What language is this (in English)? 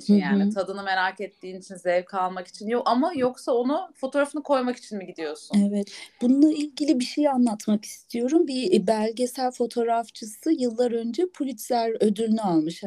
Turkish